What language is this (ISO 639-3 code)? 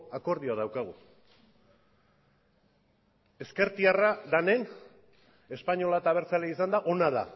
eus